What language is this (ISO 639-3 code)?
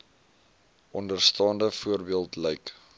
afr